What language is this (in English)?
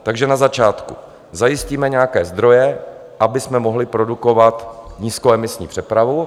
Czech